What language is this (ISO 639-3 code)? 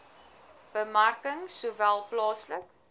afr